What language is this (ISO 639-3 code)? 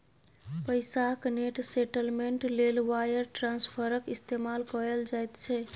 mai